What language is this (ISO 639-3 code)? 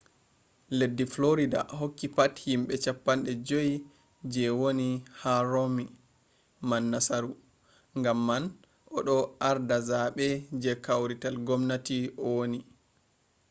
ful